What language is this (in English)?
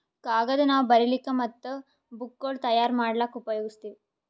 Kannada